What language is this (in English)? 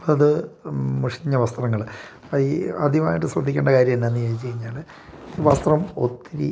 Malayalam